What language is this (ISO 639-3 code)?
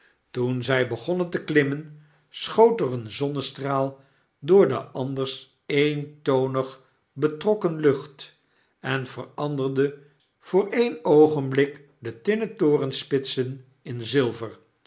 nld